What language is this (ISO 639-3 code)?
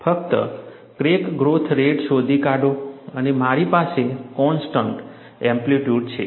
guj